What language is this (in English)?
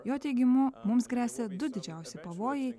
Lithuanian